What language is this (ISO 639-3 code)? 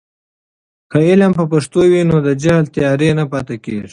pus